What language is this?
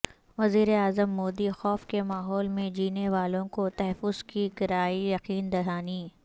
Urdu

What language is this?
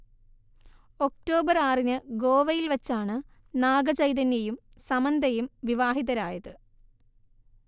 Malayalam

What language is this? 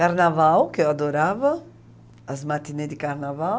Portuguese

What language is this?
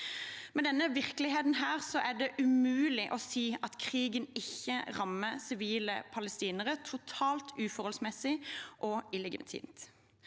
Norwegian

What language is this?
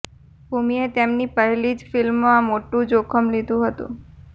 Gujarati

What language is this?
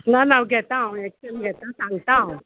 Konkani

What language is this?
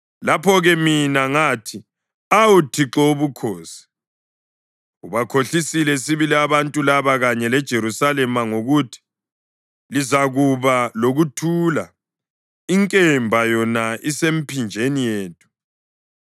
North Ndebele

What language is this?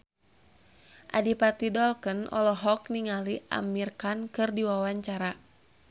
Sundanese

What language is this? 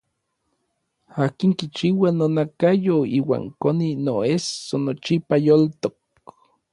Orizaba Nahuatl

